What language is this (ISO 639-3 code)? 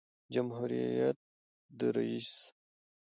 pus